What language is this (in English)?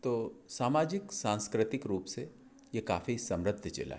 Hindi